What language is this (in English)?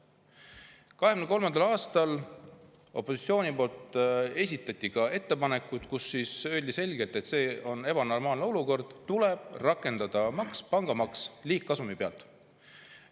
Estonian